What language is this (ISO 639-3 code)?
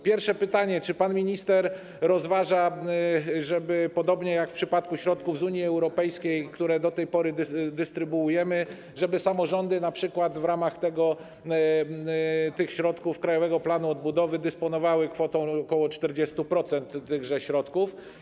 pol